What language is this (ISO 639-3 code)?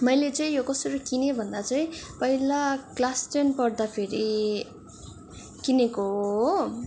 nep